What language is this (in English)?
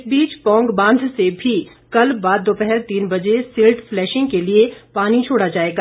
Hindi